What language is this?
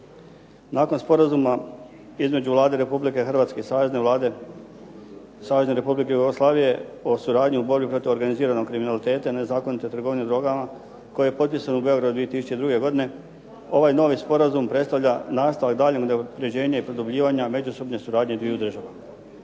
Croatian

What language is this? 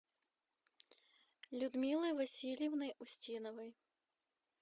Russian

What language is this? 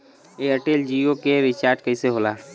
Bhojpuri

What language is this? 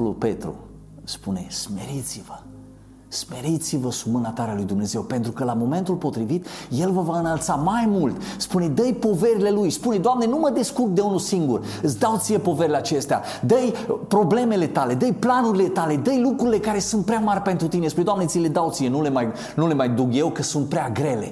Romanian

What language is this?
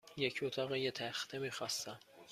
Persian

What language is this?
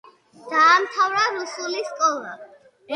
Georgian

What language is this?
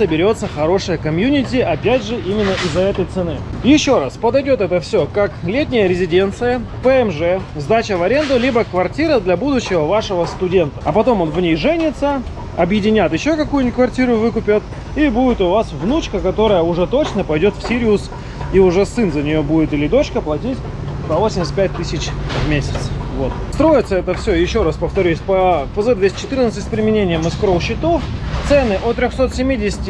Russian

